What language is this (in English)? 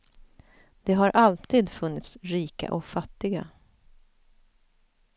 Swedish